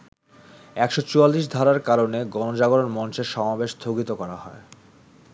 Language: Bangla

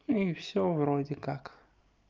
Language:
Russian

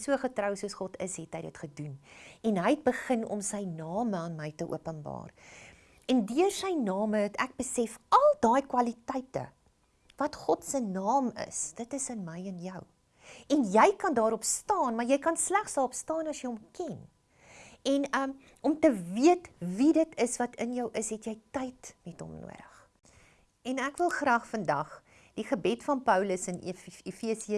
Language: Dutch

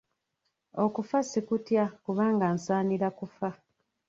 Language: Ganda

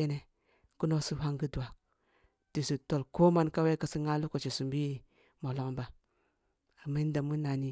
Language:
Kulung (Nigeria)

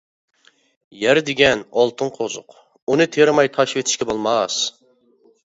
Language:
Uyghur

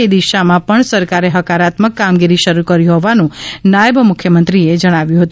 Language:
Gujarati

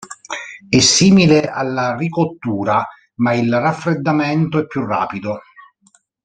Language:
Italian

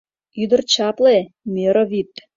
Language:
Mari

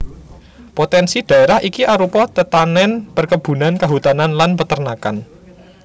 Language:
Javanese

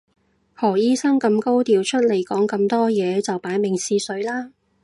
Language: Cantonese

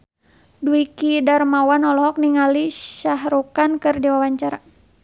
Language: Sundanese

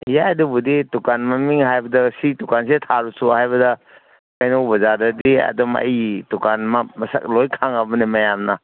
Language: Manipuri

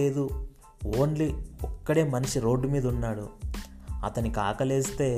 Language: Telugu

